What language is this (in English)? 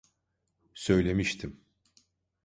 Turkish